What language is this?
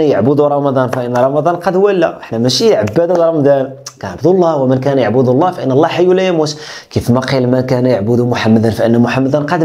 Arabic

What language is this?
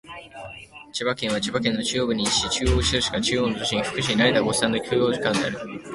Japanese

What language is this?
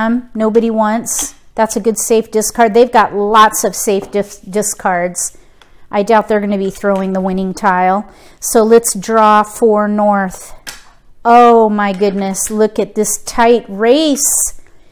English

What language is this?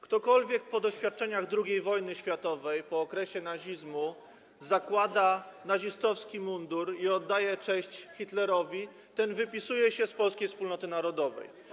Polish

